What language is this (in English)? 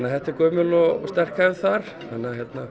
Icelandic